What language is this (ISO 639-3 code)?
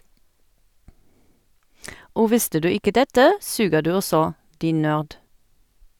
nor